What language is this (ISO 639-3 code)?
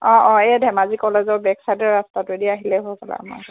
asm